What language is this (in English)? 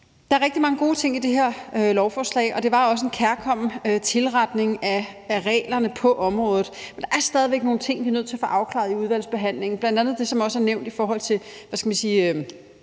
Danish